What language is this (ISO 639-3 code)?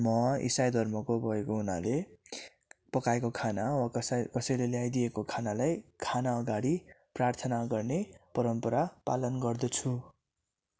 nep